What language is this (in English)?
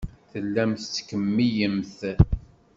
Kabyle